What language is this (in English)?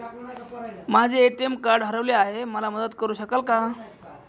Marathi